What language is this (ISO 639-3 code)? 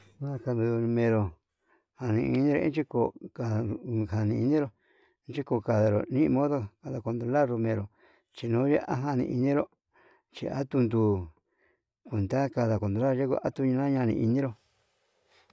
mab